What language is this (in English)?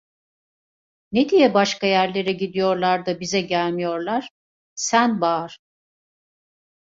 Turkish